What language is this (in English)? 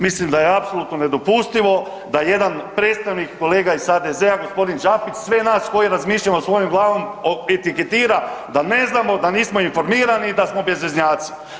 Croatian